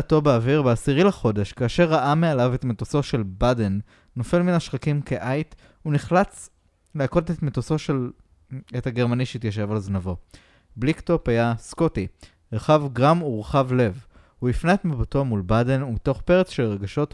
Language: Hebrew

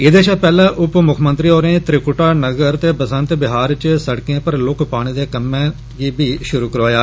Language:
Dogri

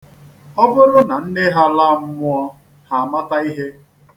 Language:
Igbo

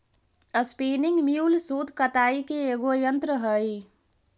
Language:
Magahi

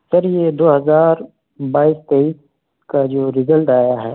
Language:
Urdu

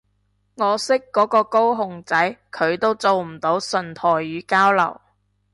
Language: Cantonese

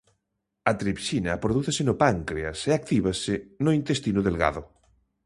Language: Galician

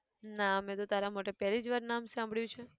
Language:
Gujarati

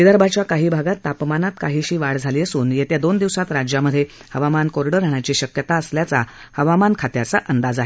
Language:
Marathi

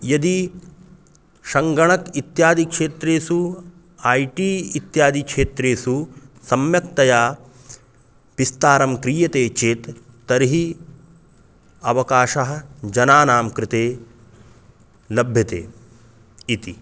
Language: Sanskrit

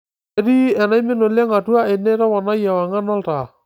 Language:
Masai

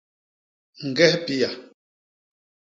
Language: Basaa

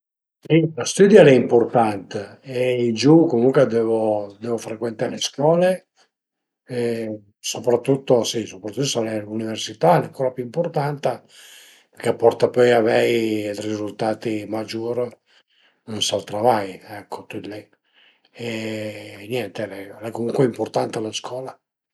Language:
Piedmontese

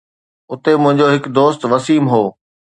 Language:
Sindhi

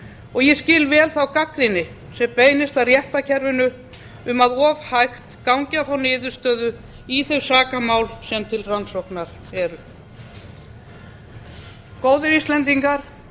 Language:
Icelandic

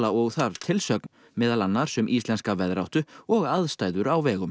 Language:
Icelandic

